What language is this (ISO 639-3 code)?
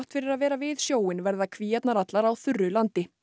isl